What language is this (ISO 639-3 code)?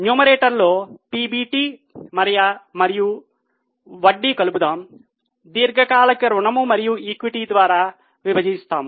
tel